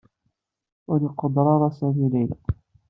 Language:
Kabyle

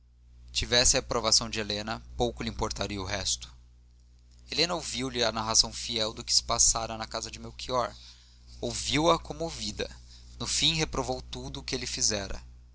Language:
Portuguese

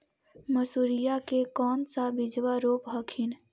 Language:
Magahi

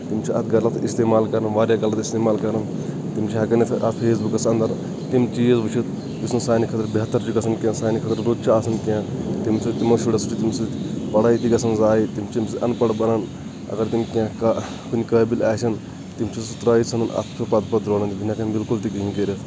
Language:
Kashmiri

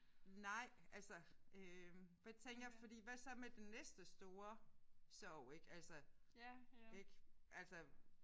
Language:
Danish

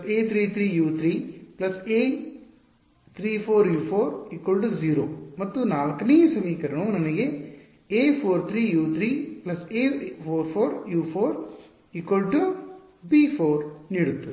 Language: Kannada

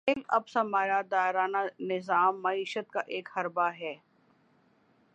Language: Urdu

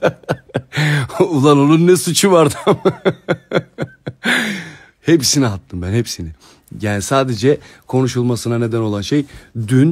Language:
Turkish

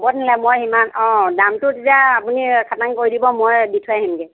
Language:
Assamese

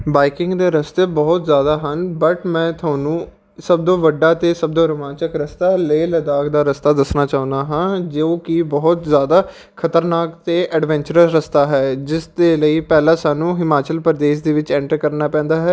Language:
Punjabi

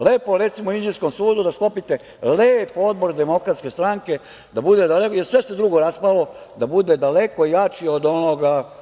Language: Serbian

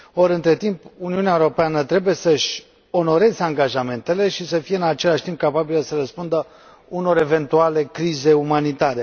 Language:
Romanian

